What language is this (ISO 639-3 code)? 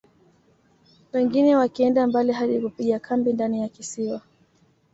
swa